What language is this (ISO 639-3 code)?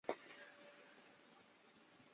zho